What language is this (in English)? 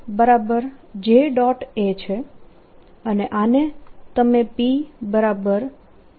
Gujarati